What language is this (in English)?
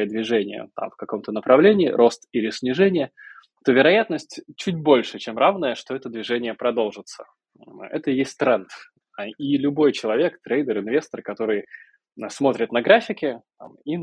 Russian